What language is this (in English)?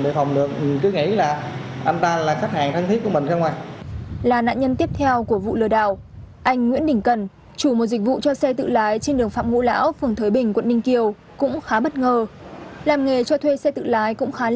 Vietnamese